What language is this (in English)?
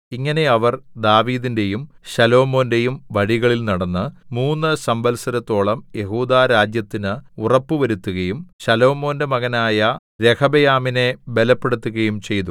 Malayalam